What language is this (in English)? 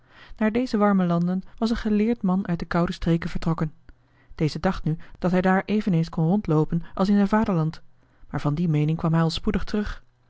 Dutch